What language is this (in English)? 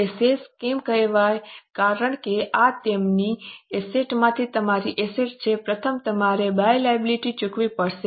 Gujarati